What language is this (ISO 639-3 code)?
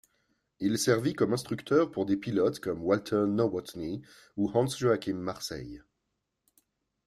fra